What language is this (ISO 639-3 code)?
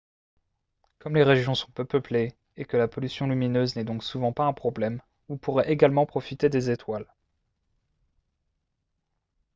fra